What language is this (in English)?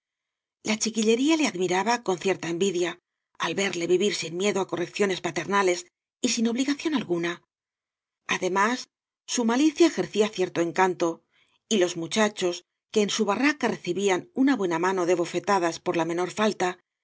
Spanish